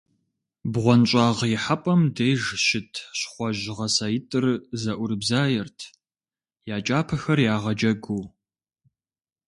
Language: Kabardian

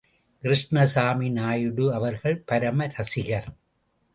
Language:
Tamil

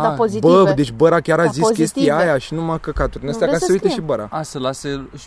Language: Romanian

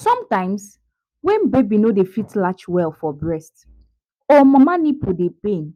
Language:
Nigerian Pidgin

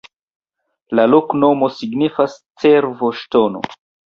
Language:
Esperanto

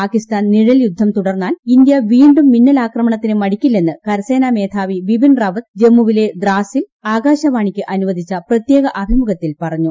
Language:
Malayalam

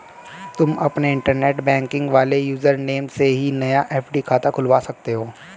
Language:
Hindi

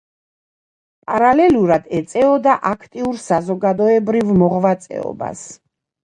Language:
Georgian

